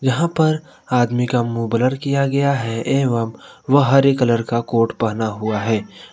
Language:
Hindi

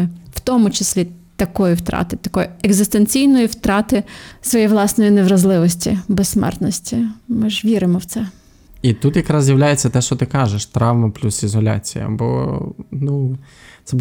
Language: Ukrainian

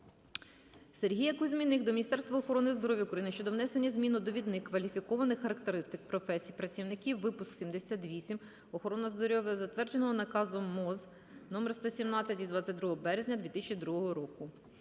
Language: Ukrainian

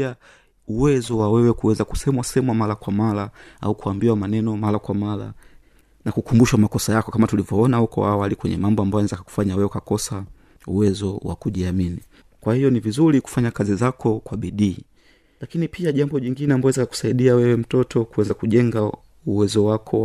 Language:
Swahili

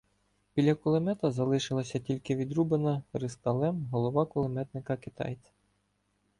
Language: Ukrainian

